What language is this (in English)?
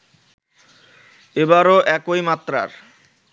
Bangla